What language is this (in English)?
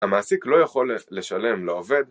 Hebrew